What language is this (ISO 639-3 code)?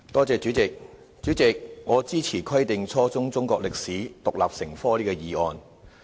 yue